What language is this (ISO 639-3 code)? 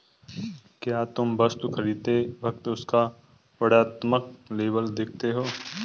hin